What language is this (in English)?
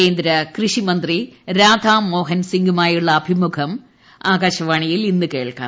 Malayalam